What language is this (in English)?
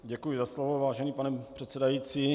Czech